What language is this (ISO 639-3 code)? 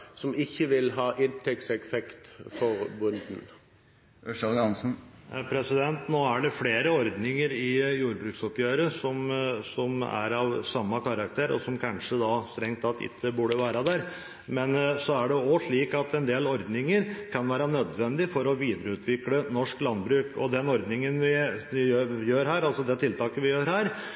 nob